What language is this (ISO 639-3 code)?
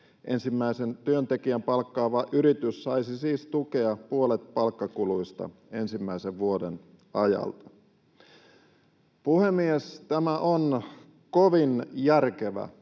fin